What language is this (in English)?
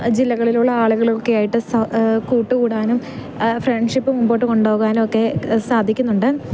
Malayalam